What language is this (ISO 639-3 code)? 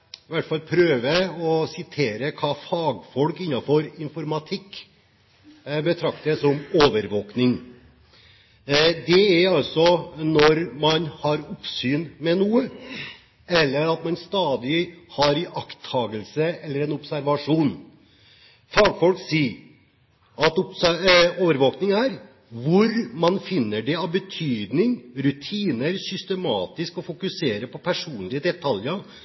nob